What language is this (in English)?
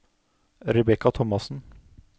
Norwegian